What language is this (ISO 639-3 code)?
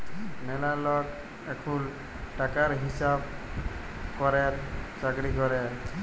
ben